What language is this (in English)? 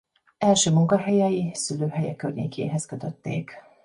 Hungarian